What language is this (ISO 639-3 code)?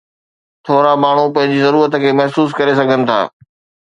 snd